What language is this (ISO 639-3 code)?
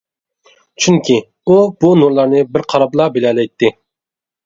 uig